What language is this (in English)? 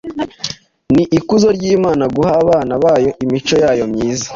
Kinyarwanda